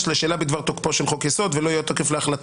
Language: Hebrew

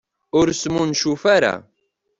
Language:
Kabyle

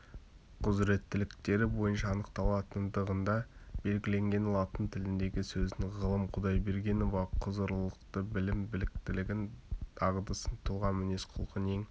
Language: Kazakh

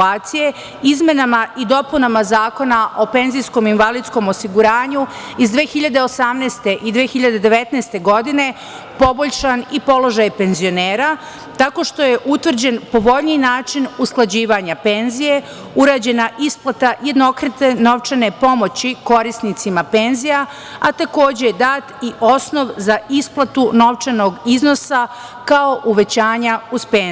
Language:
Serbian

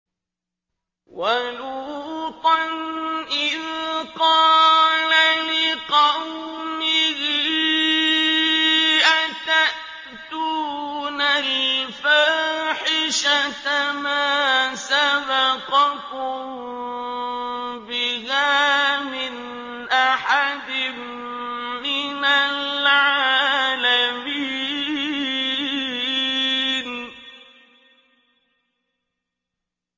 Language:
Arabic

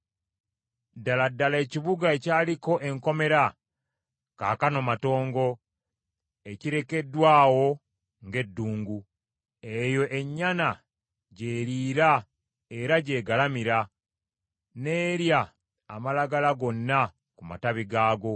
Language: Ganda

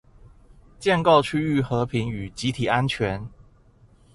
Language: Chinese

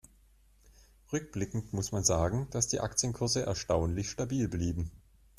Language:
German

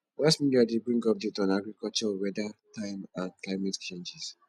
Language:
Nigerian Pidgin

